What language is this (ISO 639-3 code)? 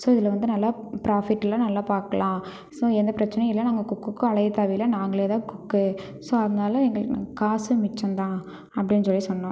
tam